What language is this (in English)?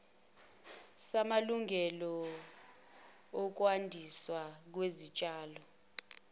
Zulu